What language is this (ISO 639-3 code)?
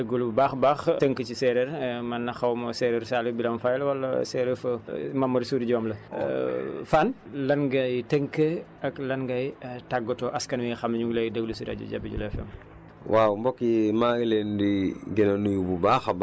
wol